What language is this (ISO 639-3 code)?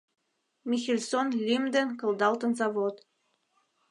chm